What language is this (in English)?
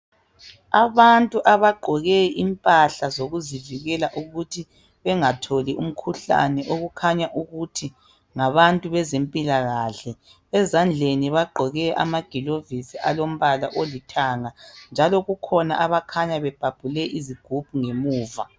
North Ndebele